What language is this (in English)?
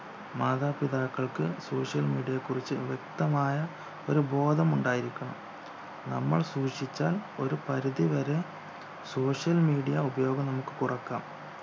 Malayalam